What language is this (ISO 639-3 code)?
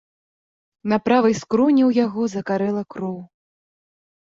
bel